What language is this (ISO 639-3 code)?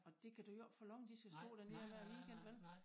dan